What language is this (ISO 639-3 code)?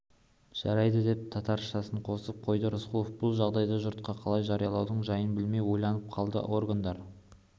kaz